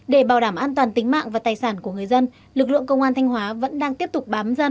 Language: Vietnamese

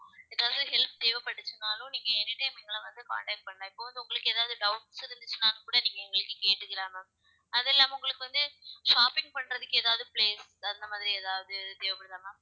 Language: Tamil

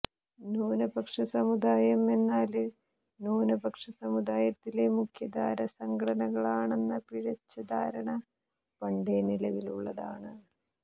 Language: Malayalam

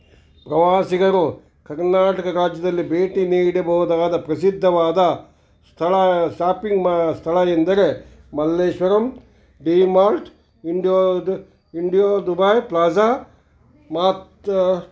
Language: Kannada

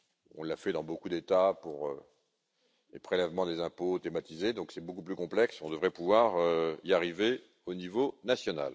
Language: French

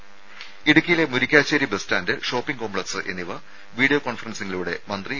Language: Malayalam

